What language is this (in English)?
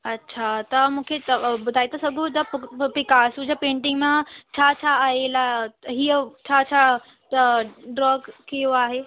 Sindhi